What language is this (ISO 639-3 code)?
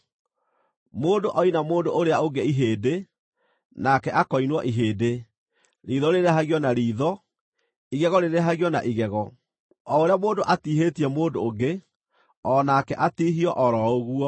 kik